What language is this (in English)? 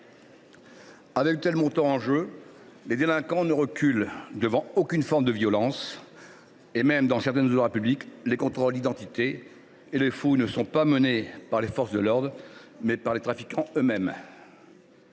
French